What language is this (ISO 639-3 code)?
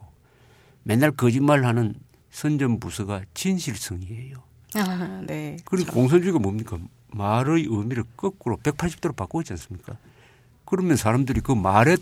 kor